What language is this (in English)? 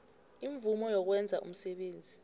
South Ndebele